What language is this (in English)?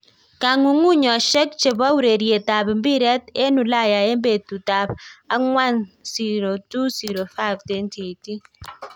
Kalenjin